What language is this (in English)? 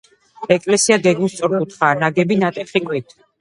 Georgian